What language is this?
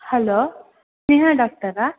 Kannada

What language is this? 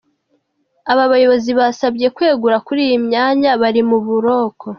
Kinyarwanda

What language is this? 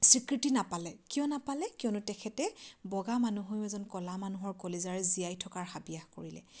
Assamese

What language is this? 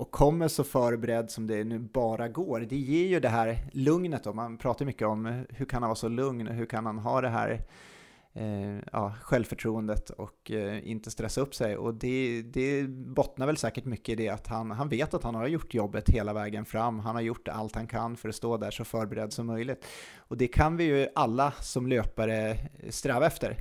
Swedish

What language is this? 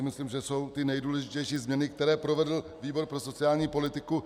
Czech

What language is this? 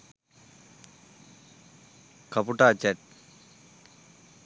Sinhala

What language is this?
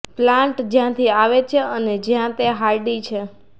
Gujarati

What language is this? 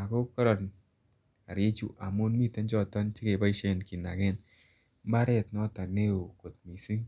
Kalenjin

